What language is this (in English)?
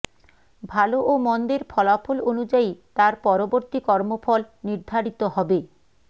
Bangla